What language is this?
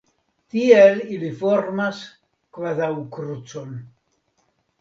Esperanto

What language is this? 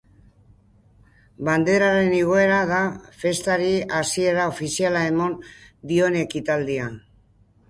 Basque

